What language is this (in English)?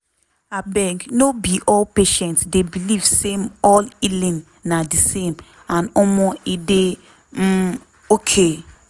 Nigerian Pidgin